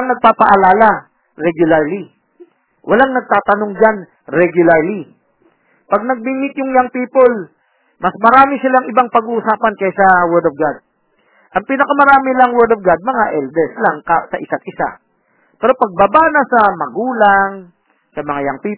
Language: Filipino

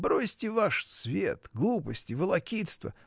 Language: Russian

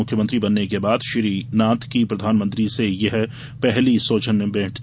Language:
Hindi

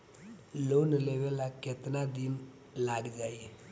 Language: Bhojpuri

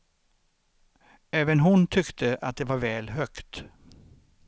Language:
Swedish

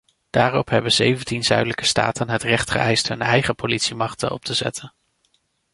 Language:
Dutch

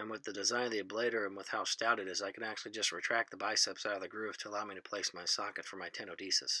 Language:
English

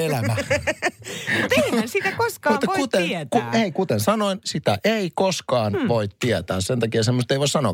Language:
Finnish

